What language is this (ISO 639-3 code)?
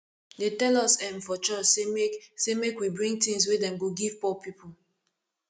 pcm